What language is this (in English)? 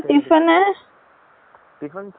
Tamil